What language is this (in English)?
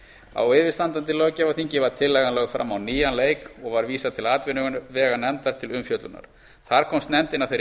Icelandic